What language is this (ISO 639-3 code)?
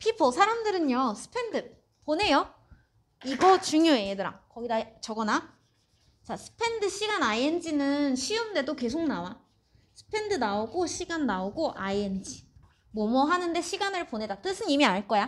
kor